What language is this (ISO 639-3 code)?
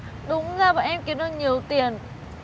vie